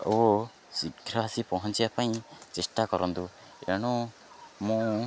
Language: Odia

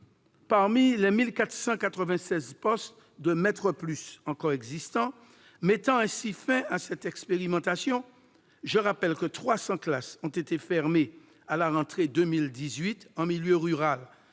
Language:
French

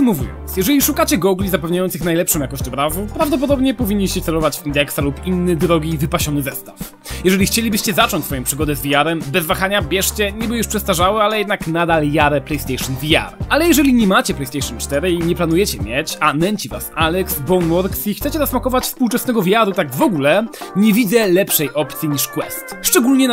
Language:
Polish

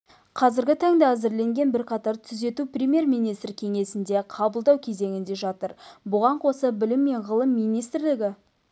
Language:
Kazakh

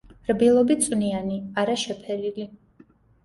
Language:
Georgian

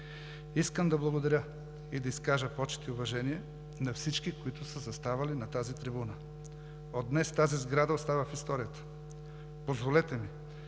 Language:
Bulgarian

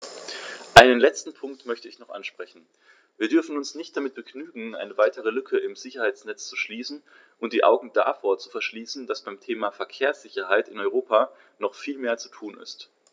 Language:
German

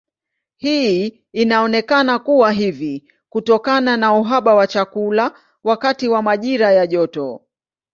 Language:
Swahili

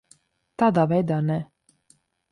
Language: Latvian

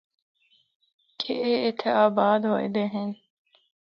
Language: Northern Hindko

